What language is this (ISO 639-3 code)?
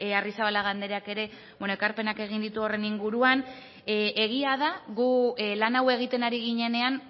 eus